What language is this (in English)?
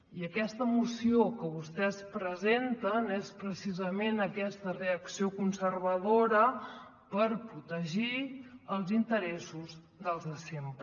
Catalan